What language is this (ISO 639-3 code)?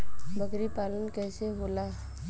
bho